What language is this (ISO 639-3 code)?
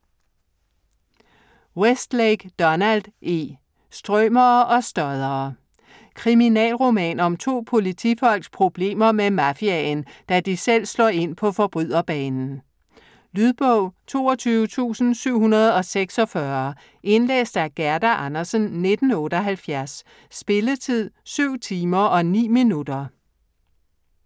dan